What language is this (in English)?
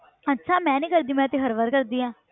Punjabi